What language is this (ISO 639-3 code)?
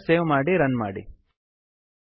kan